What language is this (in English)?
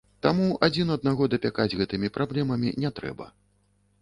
Belarusian